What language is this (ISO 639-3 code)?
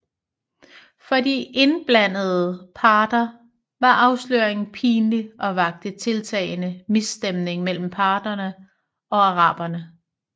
dan